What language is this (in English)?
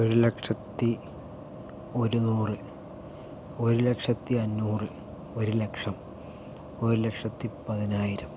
Malayalam